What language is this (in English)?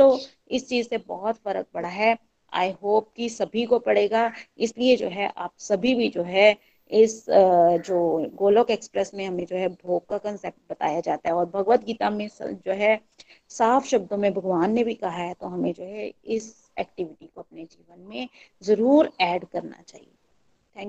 Hindi